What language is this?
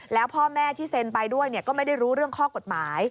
Thai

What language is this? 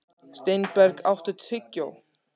Icelandic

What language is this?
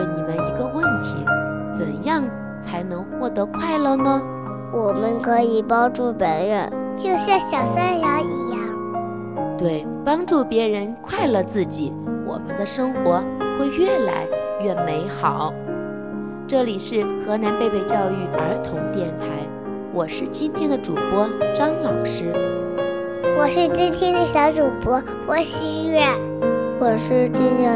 Chinese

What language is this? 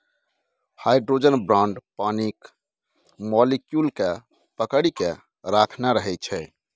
Maithili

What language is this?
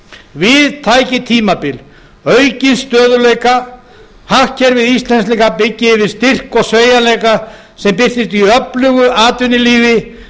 Icelandic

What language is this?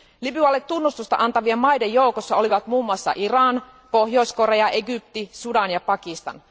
Finnish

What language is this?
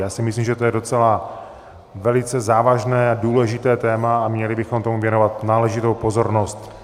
Czech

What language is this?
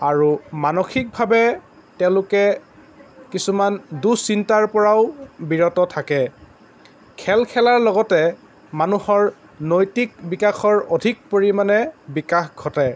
Assamese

